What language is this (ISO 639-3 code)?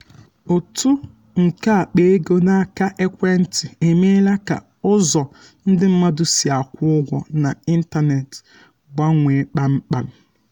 ibo